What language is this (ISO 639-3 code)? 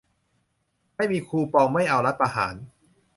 tha